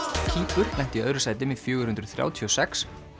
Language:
Icelandic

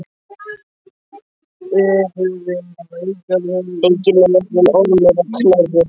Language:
Icelandic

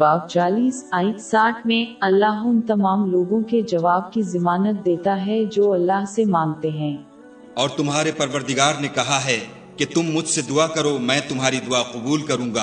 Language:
Urdu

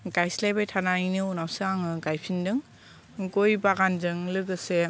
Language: Bodo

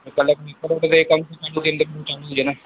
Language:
Sindhi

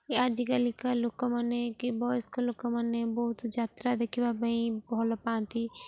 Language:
Odia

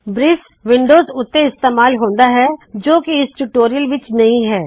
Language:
Punjabi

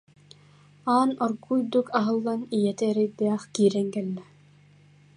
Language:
Yakut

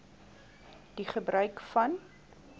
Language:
Afrikaans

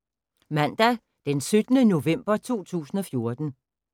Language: Danish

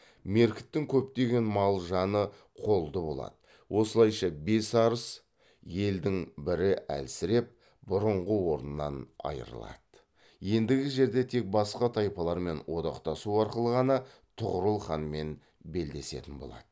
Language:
Kazakh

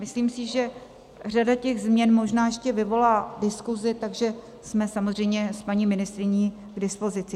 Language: Czech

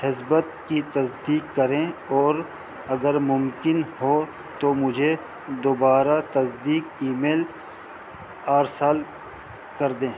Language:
Urdu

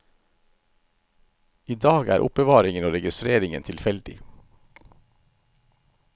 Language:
Norwegian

